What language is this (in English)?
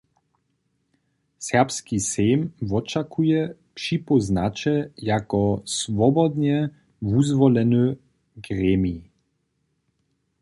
Upper Sorbian